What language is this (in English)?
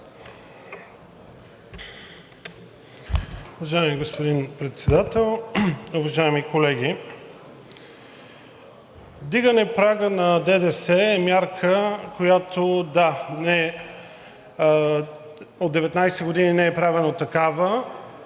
Bulgarian